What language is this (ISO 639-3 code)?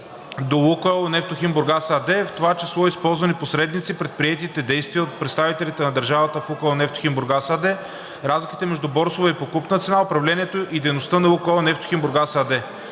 bul